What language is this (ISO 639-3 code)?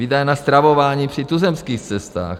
ces